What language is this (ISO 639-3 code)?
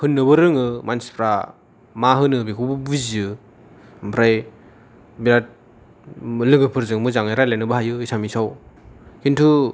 brx